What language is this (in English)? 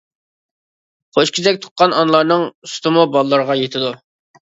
Uyghur